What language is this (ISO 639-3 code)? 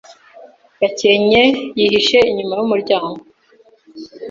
kin